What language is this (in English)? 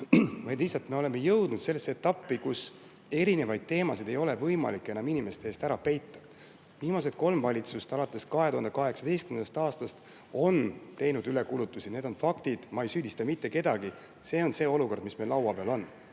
Estonian